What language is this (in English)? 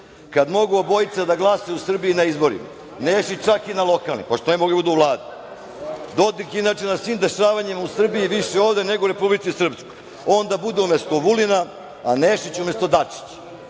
Serbian